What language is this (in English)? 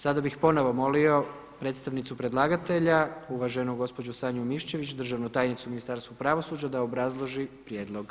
Croatian